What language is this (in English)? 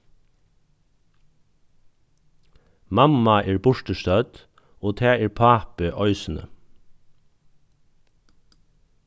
Faroese